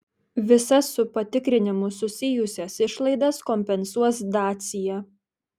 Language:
Lithuanian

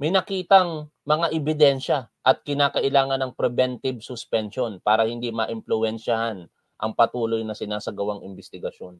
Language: Filipino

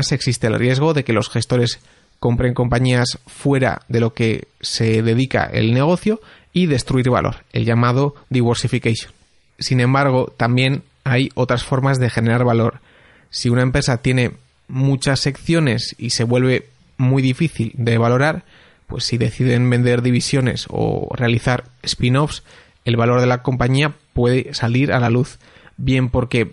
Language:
Spanish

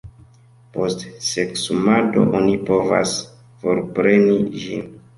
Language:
Esperanto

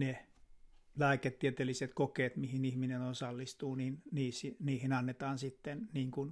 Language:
Finnish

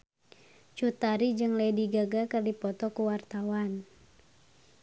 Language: Sundanese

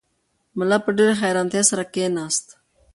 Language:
Pashto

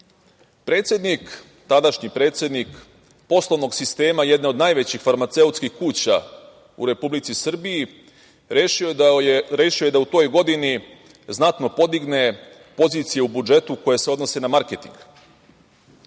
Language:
Serbian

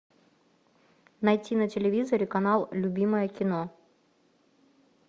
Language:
Russian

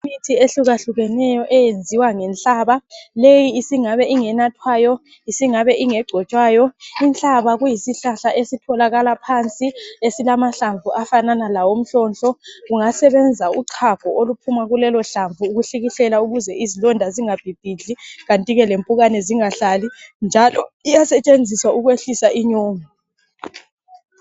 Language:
North Ndebele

